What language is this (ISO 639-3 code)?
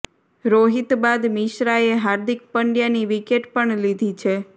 guj